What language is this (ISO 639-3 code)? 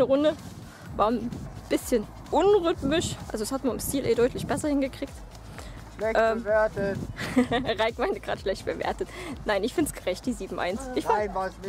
deu